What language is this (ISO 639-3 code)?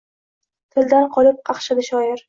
uzb